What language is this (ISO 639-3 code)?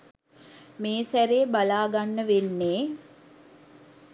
sin